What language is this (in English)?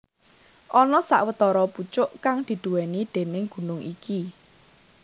Javanese